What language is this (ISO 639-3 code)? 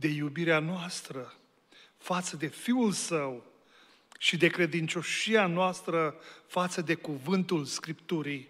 ron